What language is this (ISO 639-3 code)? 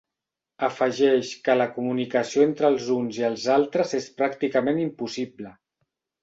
cat